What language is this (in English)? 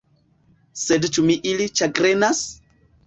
Esperanto